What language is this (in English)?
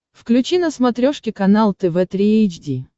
Russian